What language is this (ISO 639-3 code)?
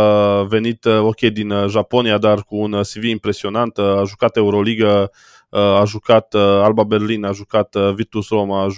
ron